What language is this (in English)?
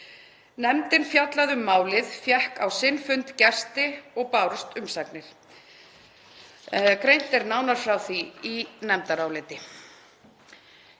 Icelandic